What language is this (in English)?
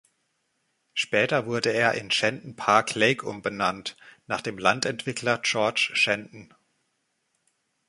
German